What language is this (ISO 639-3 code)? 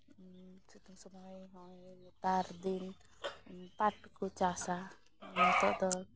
sat